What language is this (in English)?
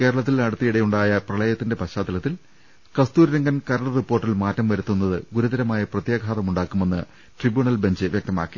Malayalam